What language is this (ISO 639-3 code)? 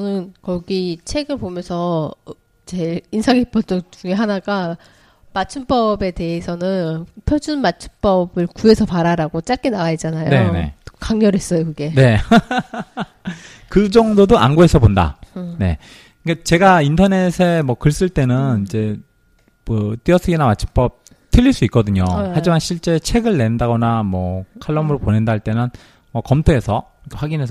kor